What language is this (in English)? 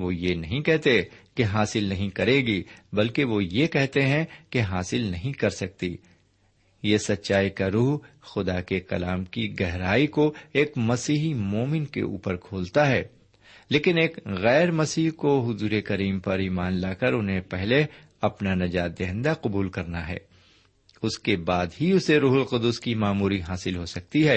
Urdu